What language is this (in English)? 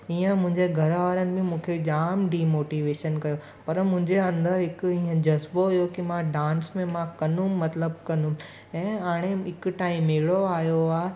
Sindhi